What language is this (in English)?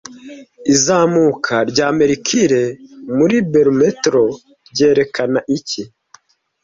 Kinyarwanda